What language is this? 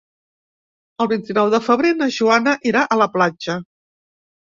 Catalan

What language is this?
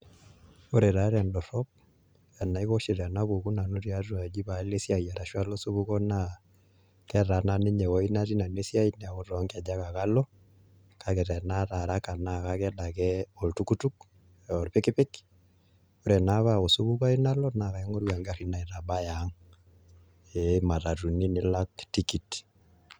Masai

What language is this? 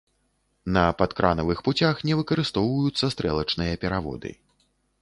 Belarusian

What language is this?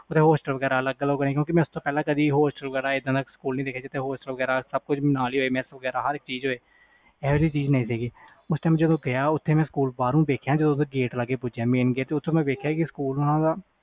Punjabi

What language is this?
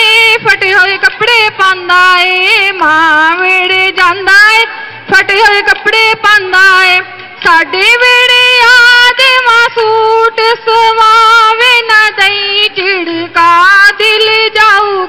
Hindi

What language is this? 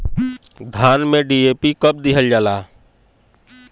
Bhojpuri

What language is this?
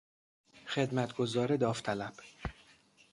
Persian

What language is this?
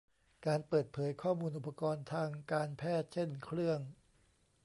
Thai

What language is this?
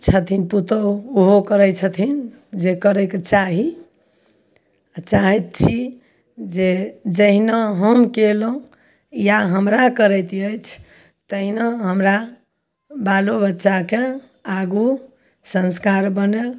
Maithili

